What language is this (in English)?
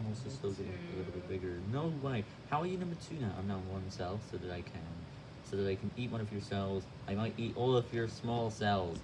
English